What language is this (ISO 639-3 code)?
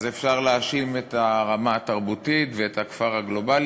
heb